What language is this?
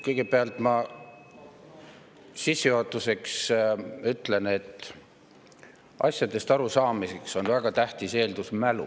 Estonian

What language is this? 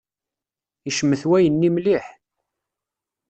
Kabyle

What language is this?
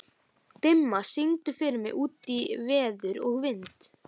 Icelandic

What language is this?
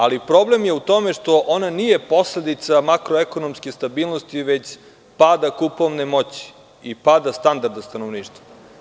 Serbian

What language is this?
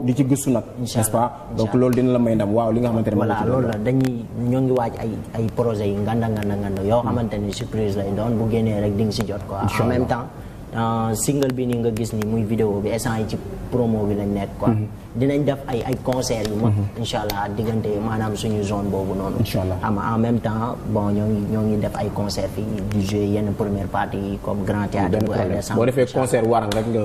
French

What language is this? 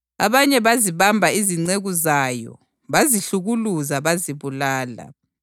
North Ndebele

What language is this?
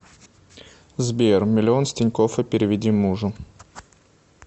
Russian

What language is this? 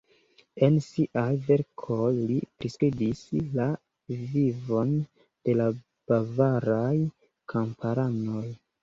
Esperanto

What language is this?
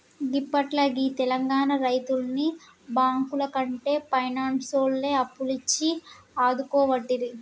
Telugu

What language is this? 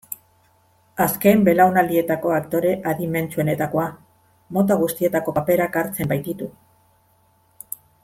Basque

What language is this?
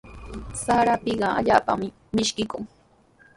Sihuas Ancash Quechua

